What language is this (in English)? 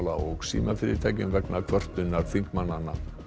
Icelandic